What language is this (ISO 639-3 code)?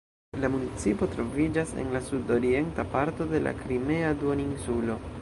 epo